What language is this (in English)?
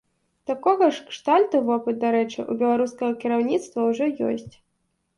Belarusian